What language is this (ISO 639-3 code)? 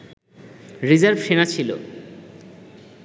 ben